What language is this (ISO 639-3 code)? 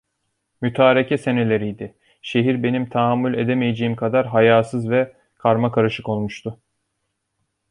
tur